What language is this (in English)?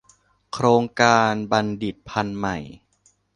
Thai